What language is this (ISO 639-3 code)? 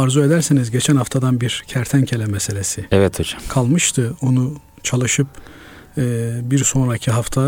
tur